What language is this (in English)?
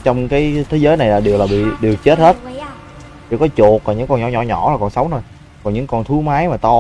Vietnamese